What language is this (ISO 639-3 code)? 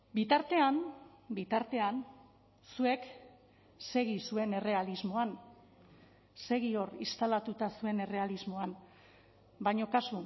eus